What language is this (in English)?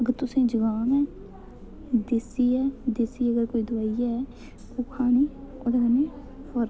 Dogri